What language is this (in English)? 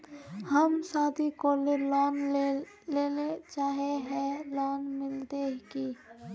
Magahi